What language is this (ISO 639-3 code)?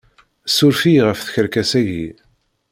kab